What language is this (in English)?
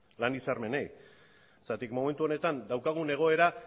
Basque